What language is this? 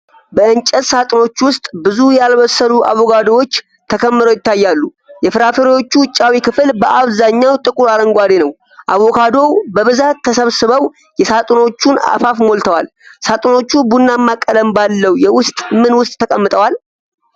Amharic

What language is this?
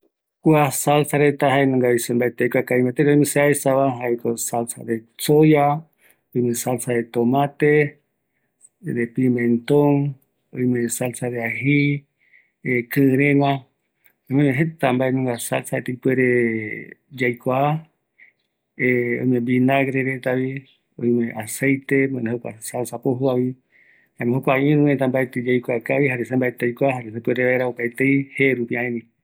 Eastern Bolivian Guaraní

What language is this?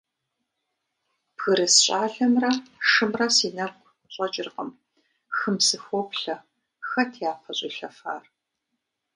Kabardian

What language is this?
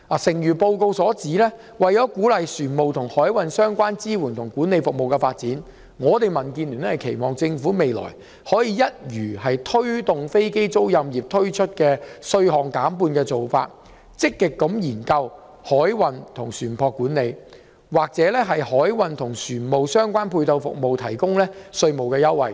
Cantonese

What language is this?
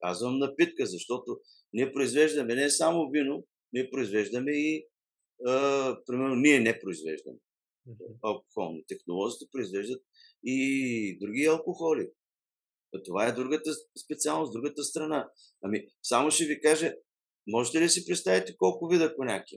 Bulgarian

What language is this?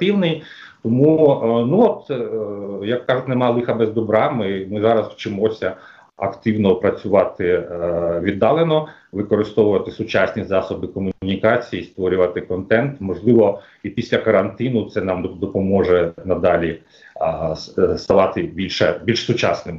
Ukrainian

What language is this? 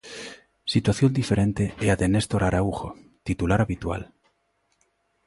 Galician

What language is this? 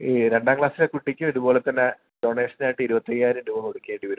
Malayalam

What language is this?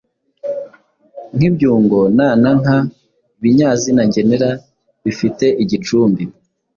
Kinyarwanda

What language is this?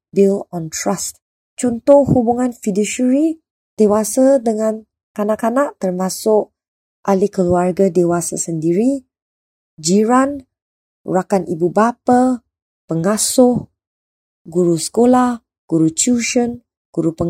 Malay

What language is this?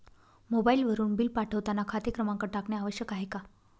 Marathi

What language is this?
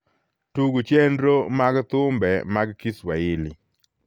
Luo (Kenya and Tanzania)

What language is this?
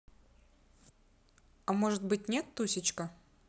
Russian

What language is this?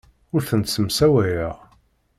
Kabyle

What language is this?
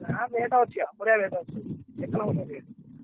Odia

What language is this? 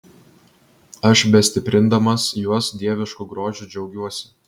Lithuanian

